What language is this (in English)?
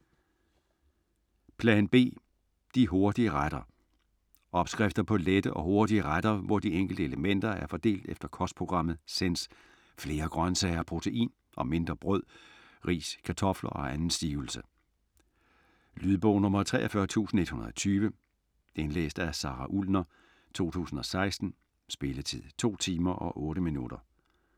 Danish